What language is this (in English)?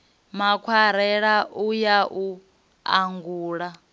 Venda